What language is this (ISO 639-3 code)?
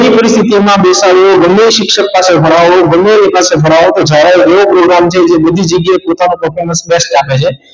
guj